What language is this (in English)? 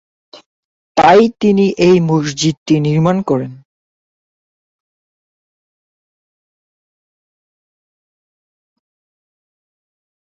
Bangla